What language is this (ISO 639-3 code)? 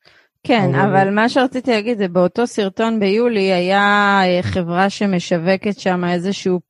heb